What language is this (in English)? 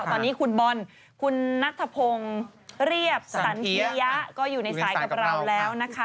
Thai